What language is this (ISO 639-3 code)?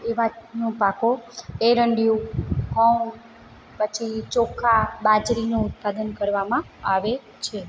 guj